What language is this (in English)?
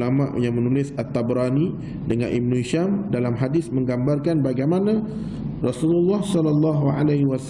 Malay